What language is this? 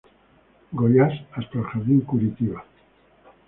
Spanish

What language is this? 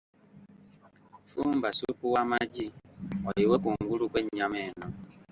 Ganda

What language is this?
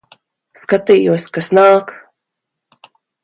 Latvian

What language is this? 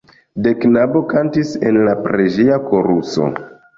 Esperanto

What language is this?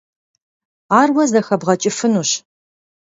Kabardian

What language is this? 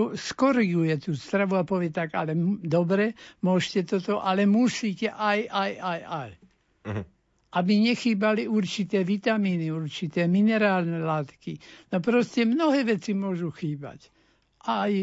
Slovak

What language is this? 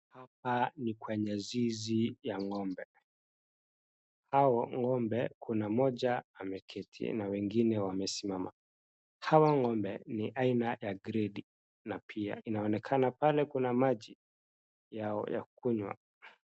Swahili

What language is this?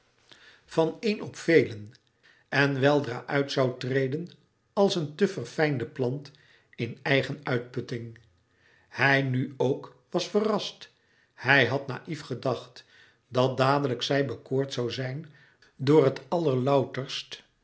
Dutch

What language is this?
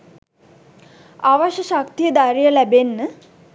Sinhala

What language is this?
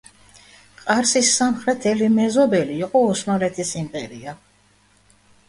Georgian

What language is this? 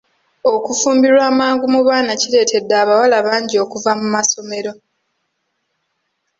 Ganda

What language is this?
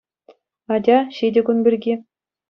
Chuvash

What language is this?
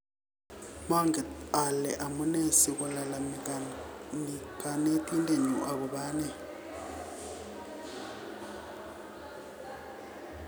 Kalenjin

